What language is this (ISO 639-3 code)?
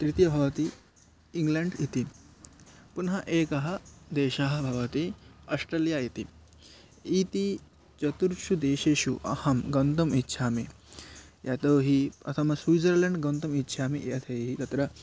san